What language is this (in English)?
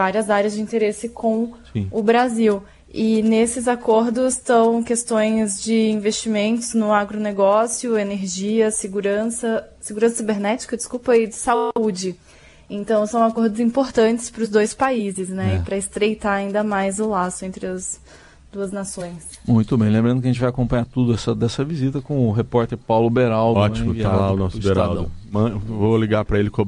Portuguese